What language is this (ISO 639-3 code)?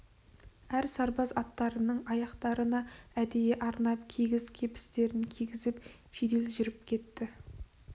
kaz